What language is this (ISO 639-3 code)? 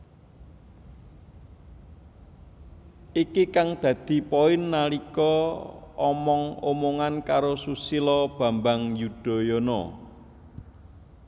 jav